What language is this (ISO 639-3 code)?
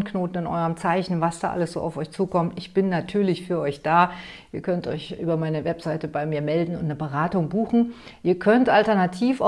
deu